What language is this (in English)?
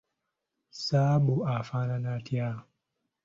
Ganda